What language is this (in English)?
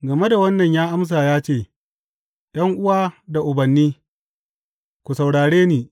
Hausa